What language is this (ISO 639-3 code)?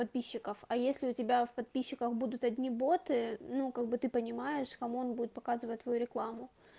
rus